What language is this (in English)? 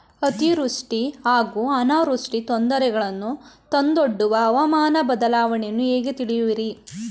Kannada